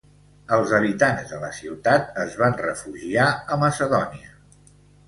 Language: Catalan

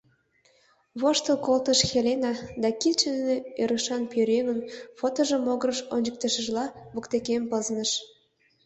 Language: Mari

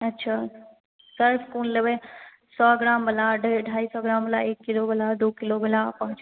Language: Maithili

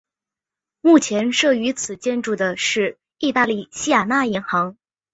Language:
Chinese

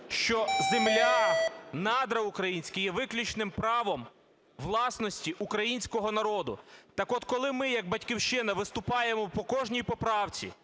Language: Ukrainian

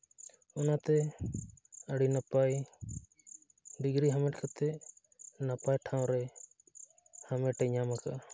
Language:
Santali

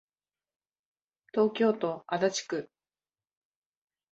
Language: Japanese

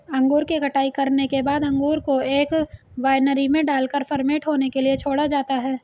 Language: Hindi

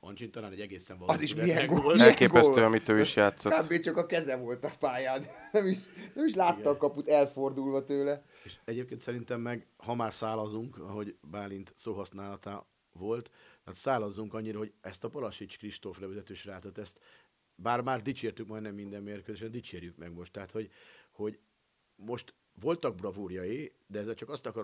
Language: Hungarian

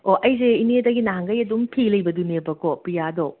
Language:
Manipuri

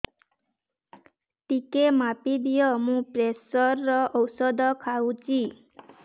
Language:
Odia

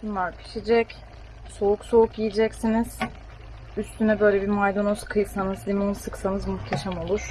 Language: Turkish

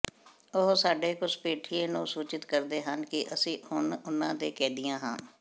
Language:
Punjabi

